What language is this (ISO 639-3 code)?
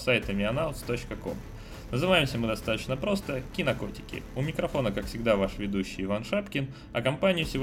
rus